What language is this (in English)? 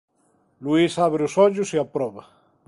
Galician